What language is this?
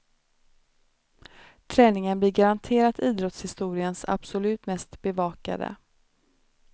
Swedish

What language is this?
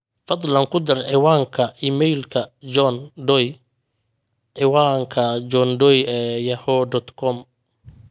Somali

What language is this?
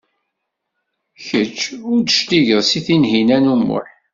Kabyle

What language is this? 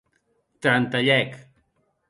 Occitan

